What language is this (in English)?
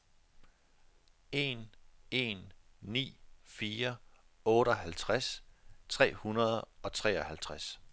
Danish